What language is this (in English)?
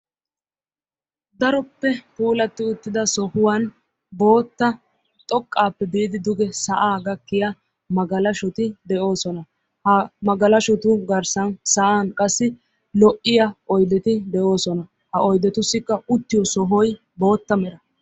Wolaytta